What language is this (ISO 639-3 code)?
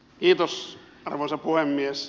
fin